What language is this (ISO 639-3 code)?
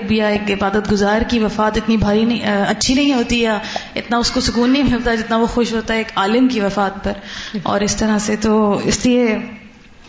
urd